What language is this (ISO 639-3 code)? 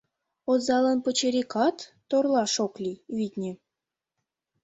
chm